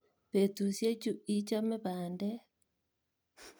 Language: Kalenjin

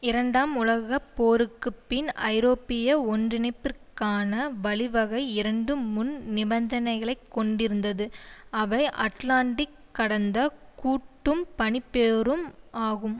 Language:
Tamil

